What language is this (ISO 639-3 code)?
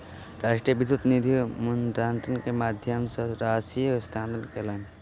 mai